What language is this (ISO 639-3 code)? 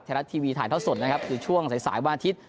tha